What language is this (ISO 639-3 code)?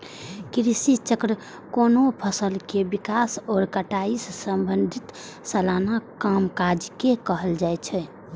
mai